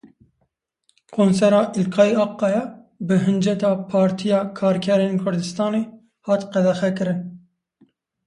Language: Kurdish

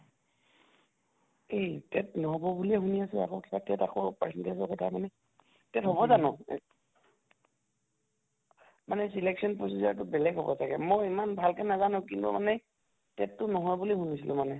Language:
Assamese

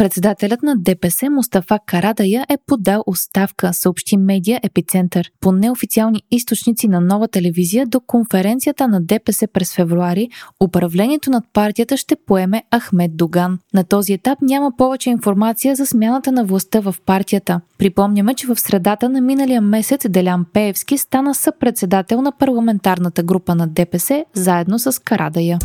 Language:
Bulgarian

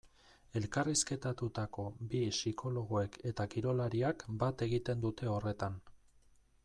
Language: Basque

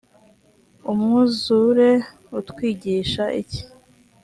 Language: Kinyarwanda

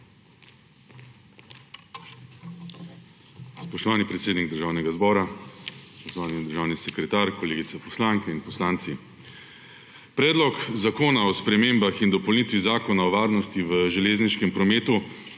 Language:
Slovenian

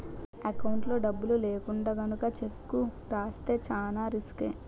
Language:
Telugu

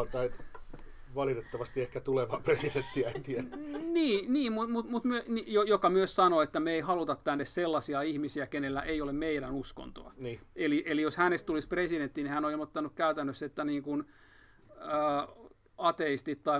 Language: Finnish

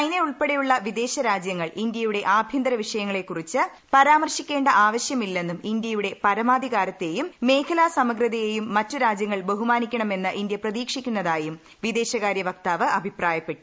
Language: Malayalam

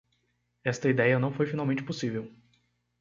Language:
Portuguese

